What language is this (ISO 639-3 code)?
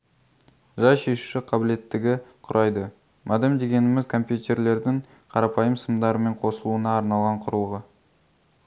kaz